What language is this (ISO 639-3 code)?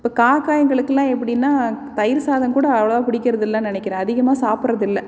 tam